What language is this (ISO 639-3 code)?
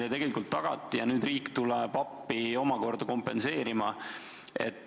est